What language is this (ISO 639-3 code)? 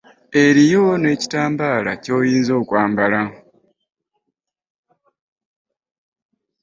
lug